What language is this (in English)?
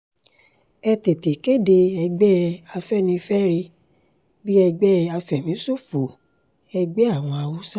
Yoruba